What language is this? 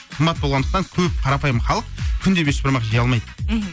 Kazakh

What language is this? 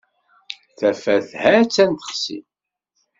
Kabyle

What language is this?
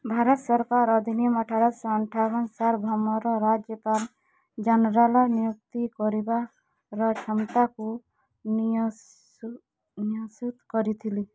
Odia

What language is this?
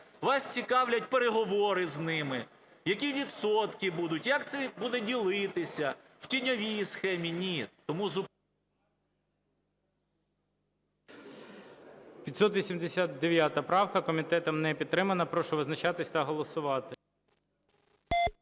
Ukrainian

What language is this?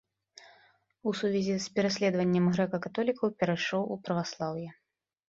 Belarusian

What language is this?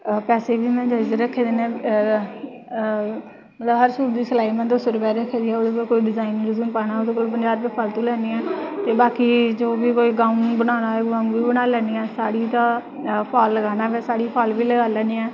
Dogri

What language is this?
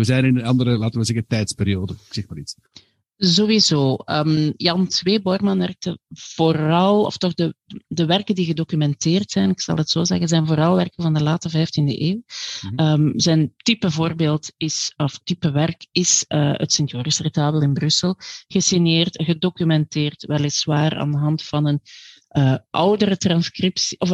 Dutch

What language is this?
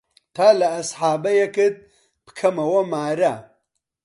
Central Kurdish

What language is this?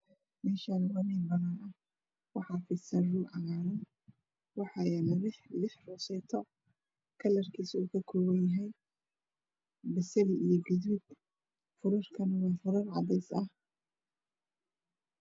Somali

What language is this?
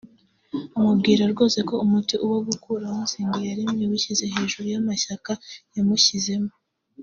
Kinyarwanda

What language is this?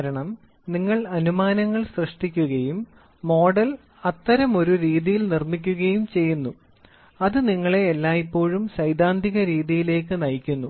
Malayalam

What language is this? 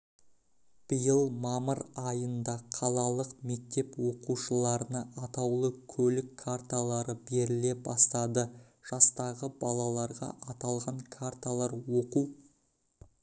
Kazakh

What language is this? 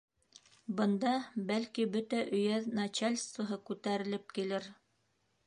Bashkir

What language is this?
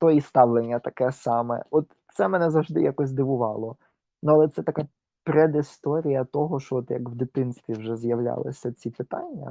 Ukrainian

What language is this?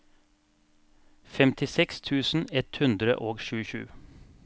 Norwegian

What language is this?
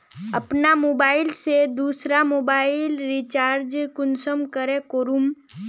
Magahi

